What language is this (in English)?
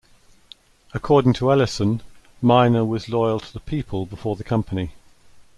English